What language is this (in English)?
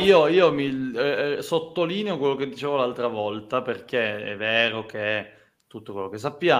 Italian